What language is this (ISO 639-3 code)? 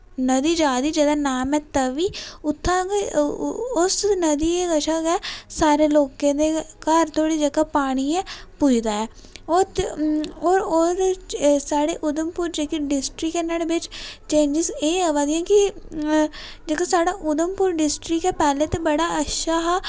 doi